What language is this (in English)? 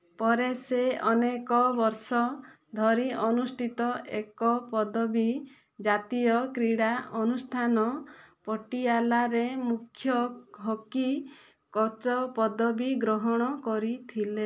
Odia